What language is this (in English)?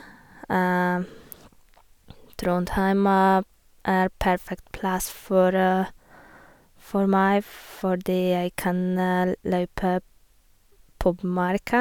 Norwegian